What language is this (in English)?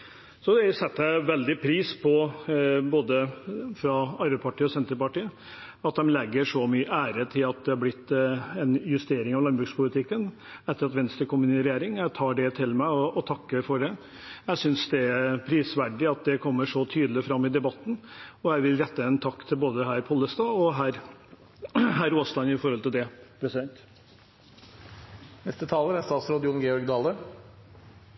Norwegian